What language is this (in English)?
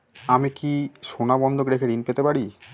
Bangla